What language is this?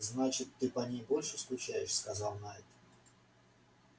Russian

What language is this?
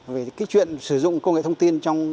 Vietnamese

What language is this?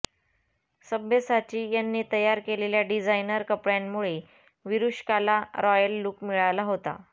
Marathi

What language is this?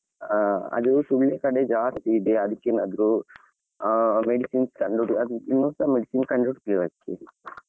Kannada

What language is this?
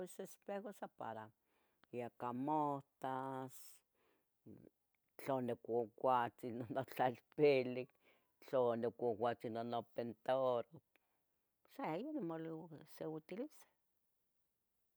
Tetelcingo Nahuatl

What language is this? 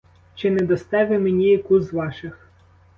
Ukrainian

